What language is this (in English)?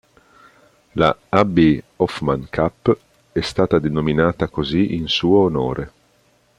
Italian